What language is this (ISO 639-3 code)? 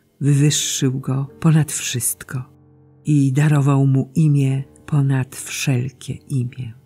pol